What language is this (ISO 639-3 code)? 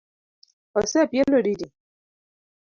luo